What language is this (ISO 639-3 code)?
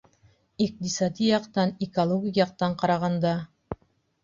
bak